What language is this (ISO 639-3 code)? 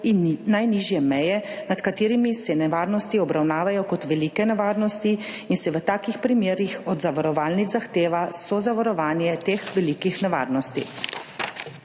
slv